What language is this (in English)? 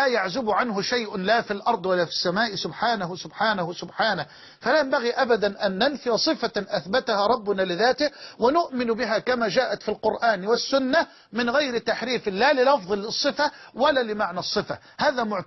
Arabic